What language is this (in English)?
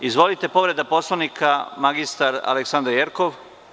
Serbian